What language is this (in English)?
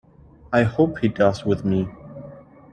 English